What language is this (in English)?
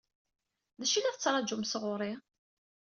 Kabyle